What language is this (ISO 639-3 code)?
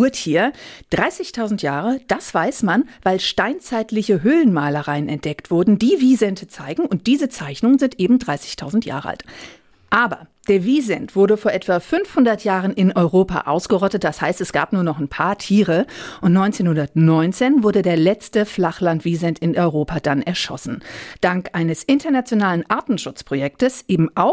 deu